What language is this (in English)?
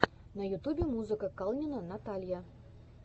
Russian